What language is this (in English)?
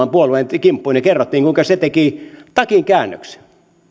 Finnish